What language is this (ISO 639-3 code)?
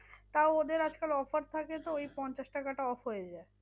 ben